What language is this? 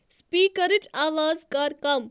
Kashmiri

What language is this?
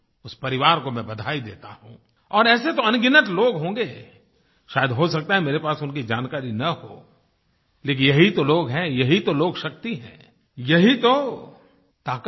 Hindi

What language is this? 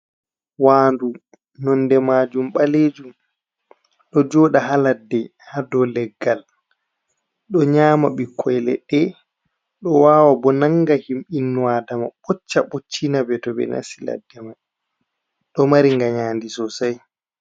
Fula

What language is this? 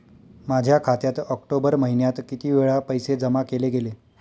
Marathi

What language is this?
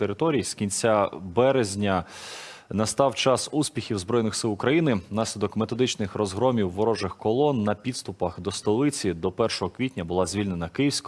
Ukrainian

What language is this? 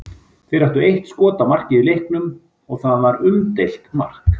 Icelandic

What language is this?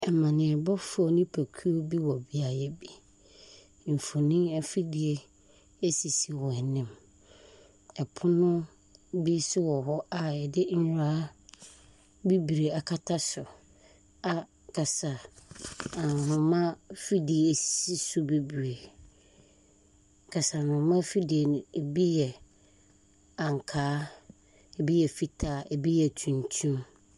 Akan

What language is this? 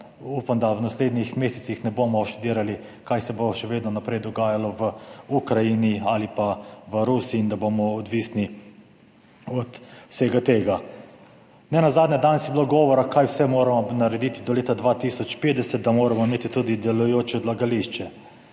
Slovenian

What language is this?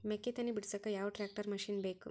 Kannada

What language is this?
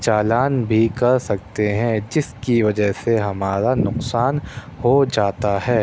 Urdu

